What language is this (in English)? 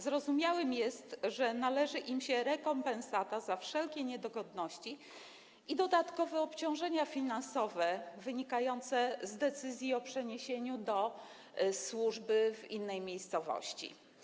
Polish